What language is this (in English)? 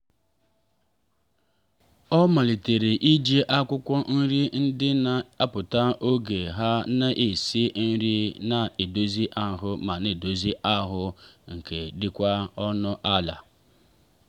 Igbo